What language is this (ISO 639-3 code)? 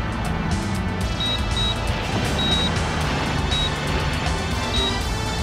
jpn